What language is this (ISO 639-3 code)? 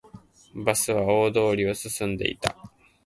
jpn